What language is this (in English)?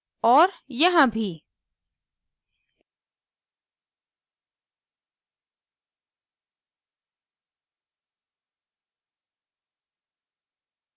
Hindi